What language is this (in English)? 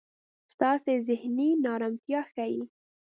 Pashto